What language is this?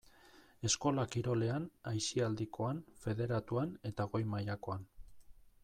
Basque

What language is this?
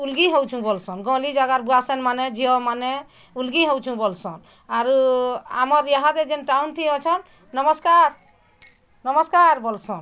Odia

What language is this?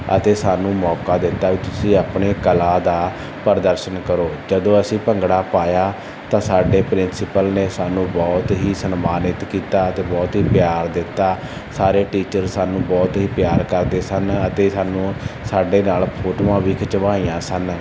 Punjabi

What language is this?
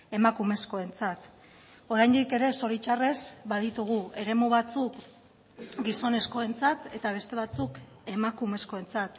Basque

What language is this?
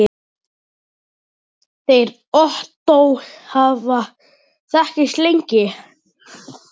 Icelandic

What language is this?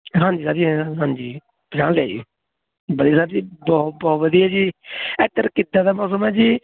Punjabi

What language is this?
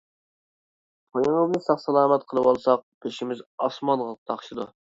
Uyghur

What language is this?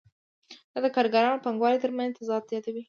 Pashto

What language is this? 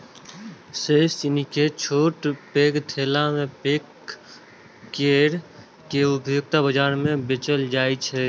Maithili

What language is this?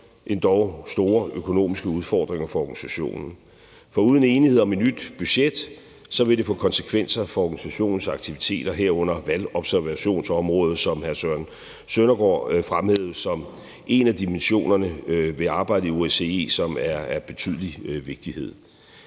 Danish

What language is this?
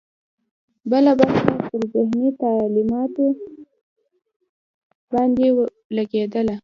Pashto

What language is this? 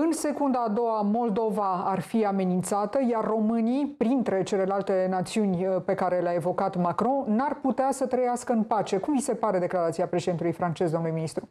Romanian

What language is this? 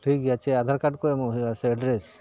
Santali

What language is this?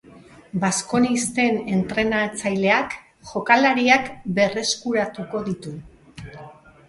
Basque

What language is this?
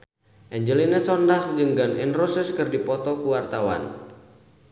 Sundanese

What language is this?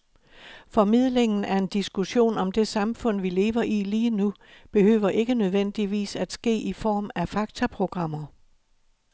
Danish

